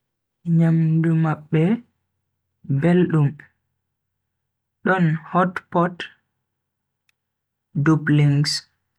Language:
Bagirmi Fulfulde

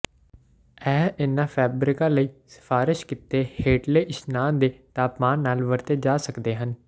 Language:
Punjabi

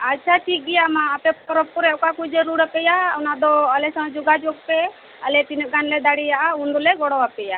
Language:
Santali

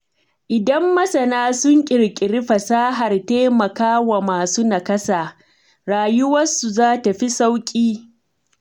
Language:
Hausa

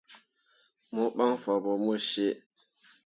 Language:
Mundang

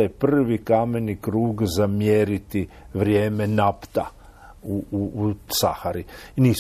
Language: Croatian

